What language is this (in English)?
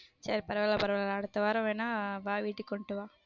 Tamil